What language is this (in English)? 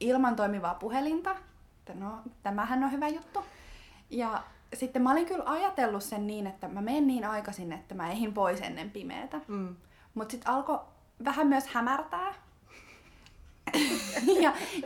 Finnish